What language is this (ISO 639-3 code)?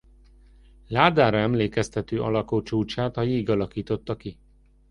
hun